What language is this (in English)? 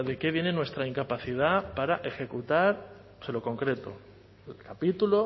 Spanish